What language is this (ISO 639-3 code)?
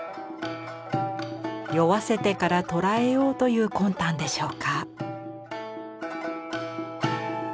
jpn